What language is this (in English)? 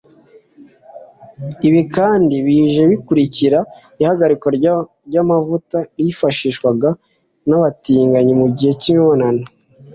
Kinyarwanda